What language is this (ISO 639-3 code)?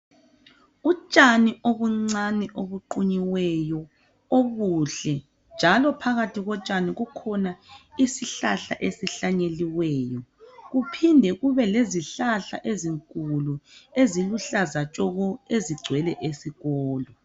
nde